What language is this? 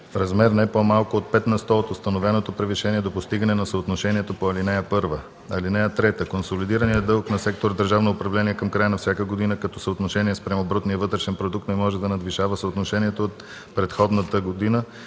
Bulgarian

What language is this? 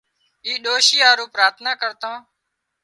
Wadiyara Koli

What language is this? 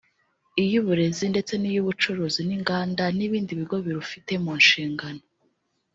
Kinyarwanda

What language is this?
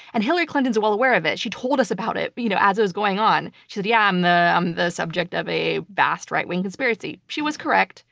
English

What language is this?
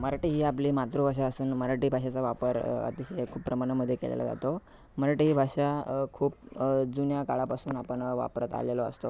Marathi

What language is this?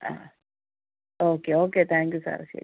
Malayalam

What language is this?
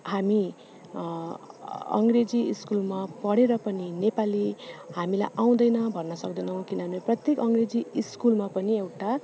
Nepali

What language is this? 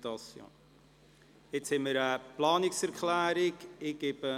Swiss German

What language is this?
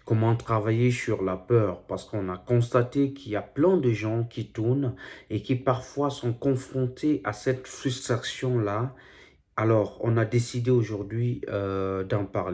French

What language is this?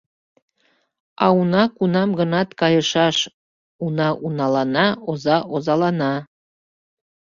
Mari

